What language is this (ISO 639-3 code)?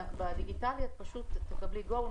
heb